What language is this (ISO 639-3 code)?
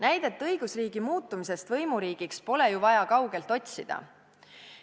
est